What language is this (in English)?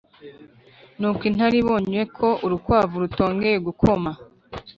Kinyarwanda